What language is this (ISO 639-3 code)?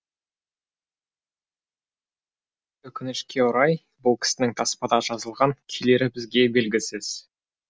kaz